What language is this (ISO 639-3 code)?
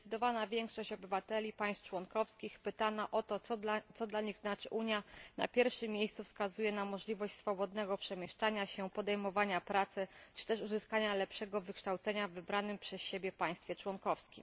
pol